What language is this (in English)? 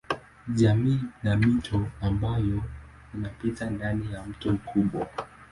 Swahili